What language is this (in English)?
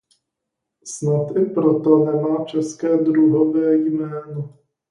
Czech